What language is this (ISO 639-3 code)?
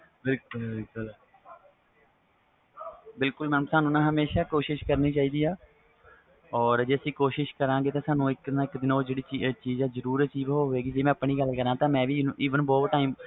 pan